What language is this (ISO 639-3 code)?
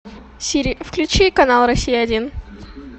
rus